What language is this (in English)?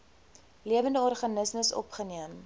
Afrikaans